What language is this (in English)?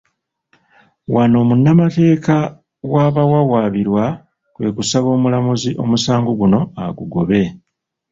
Ganda